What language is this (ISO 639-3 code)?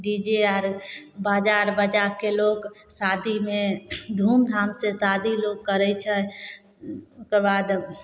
mai